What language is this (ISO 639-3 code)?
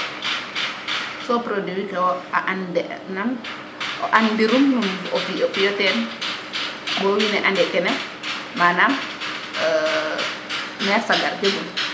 srr